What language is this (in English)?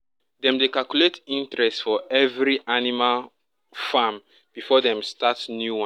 Nigerian Pidgin